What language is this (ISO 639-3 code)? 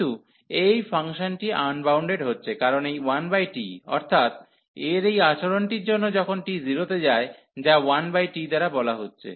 ben